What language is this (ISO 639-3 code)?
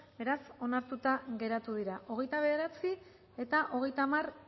eus